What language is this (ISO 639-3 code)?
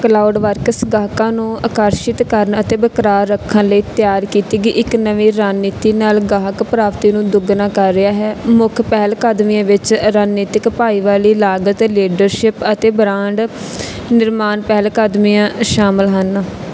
pan